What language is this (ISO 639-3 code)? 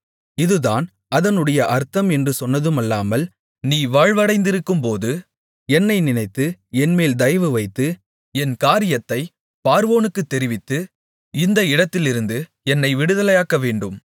tam